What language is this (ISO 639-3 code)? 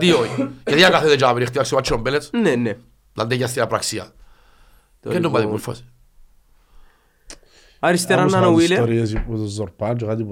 ell